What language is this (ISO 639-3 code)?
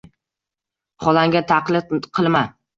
uzb